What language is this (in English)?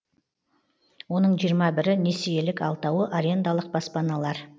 Kazakh